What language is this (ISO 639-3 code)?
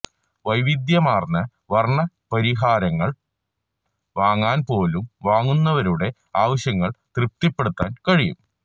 mal